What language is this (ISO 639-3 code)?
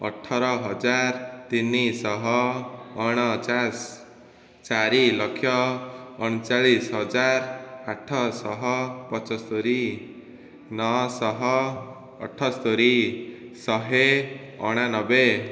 ori